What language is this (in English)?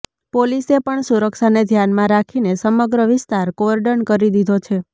Gujarati